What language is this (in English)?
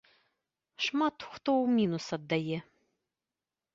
Belarusian